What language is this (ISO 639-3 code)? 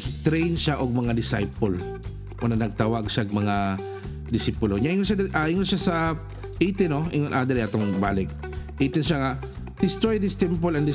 fil